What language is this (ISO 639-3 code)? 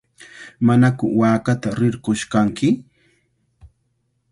qvl